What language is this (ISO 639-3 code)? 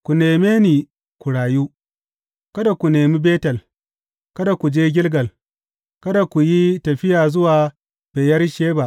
hau